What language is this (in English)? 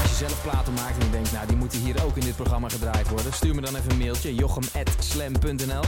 Dutch